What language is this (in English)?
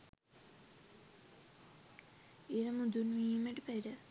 Sinhala